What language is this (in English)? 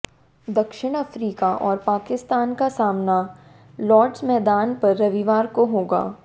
Hindi